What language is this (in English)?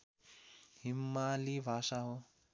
Nepali